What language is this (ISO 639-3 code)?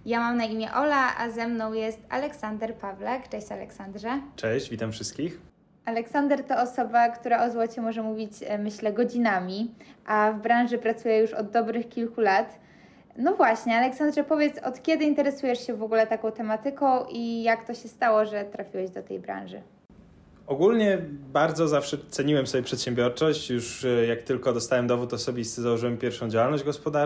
pol